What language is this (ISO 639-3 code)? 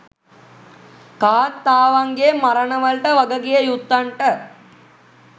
sin